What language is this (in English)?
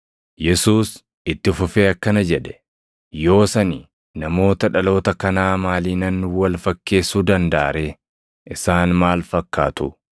Oromo